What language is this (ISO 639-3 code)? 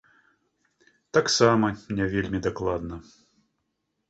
bel